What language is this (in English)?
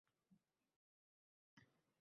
Uzbek